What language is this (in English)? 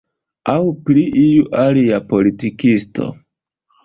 Esperanto